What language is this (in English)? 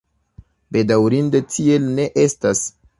Esperanto